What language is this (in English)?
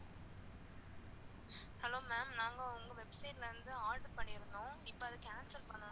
Tamil